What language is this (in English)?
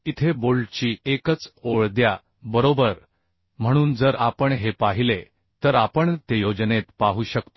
Marathi